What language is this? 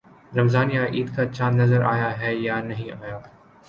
Urdu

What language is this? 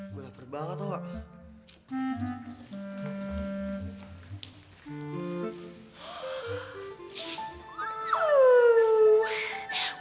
Indonesian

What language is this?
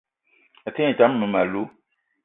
Eton (Cameroon)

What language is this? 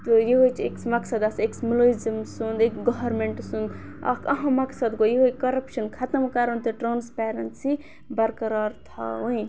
Kashmiri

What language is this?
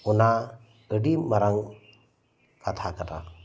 Santali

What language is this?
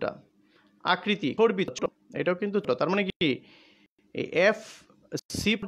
Hindi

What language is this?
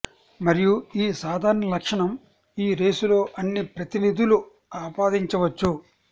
Telugu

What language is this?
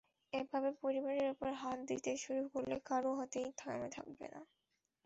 Bangla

